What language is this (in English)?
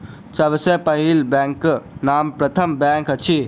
Maithili